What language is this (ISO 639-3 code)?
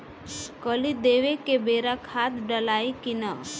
bho